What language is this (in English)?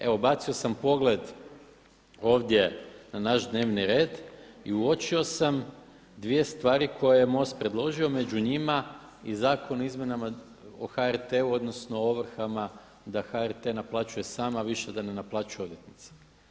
Croatian